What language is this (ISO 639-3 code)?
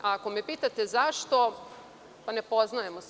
srp